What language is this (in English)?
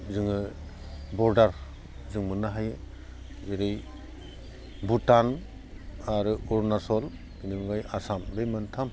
Bodo